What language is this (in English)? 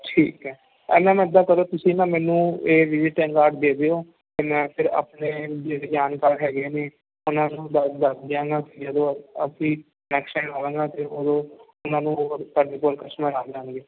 Punjabi